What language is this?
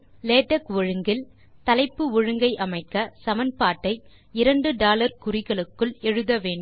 Tamil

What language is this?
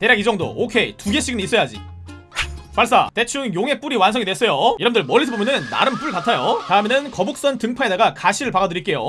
Korean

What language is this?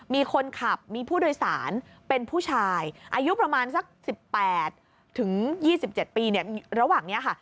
Thai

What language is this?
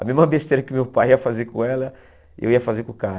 Portuguese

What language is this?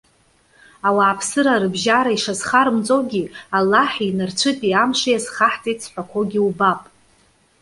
Abkhazian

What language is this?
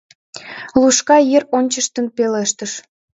Mari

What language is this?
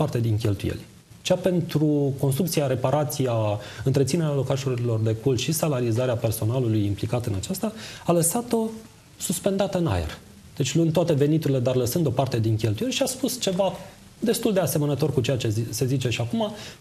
Romanian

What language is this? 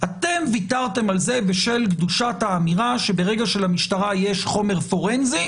Hebrew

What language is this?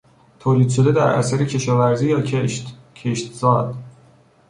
Persian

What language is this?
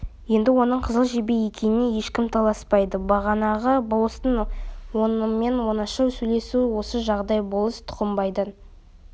Kazakh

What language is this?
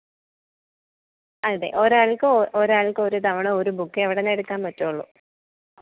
Malayalam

